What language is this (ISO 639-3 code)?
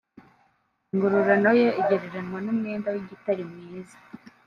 kin